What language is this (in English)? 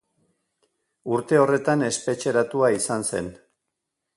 Basque